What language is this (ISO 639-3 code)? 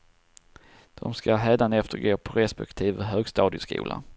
swe